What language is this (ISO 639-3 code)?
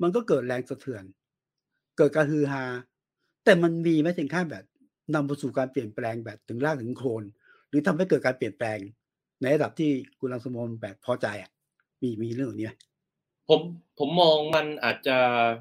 tha